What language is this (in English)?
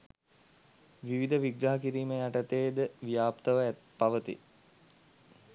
Sinhala